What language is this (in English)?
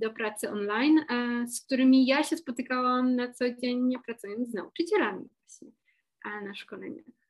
Polish